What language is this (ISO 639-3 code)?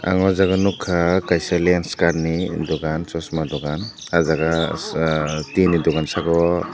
trp